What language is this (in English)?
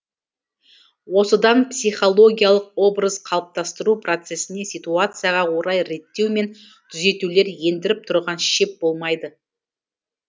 Kazakh